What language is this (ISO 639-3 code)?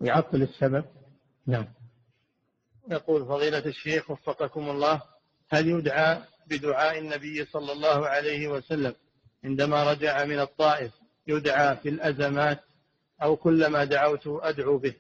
ara